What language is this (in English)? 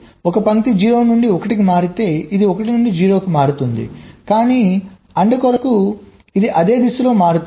Telugu